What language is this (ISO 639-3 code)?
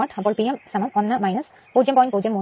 mal